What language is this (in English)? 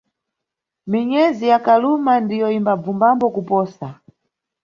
Nyungwe